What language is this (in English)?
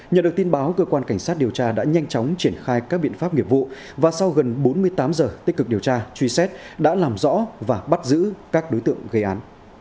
Vietnamese